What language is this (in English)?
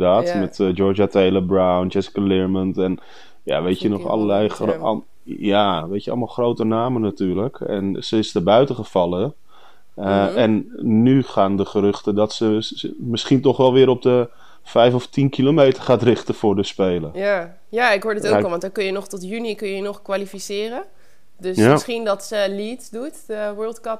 Dutch